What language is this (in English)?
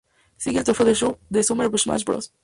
Spanish